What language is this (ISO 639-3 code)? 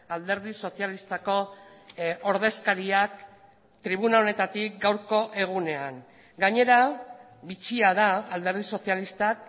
eus